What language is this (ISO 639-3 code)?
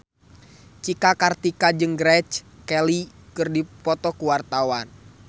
sun